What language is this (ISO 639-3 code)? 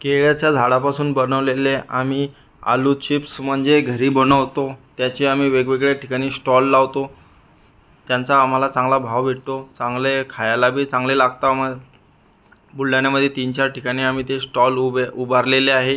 mar